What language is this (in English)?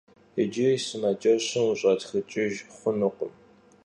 Kabardian